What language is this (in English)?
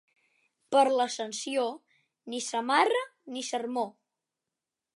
Catalan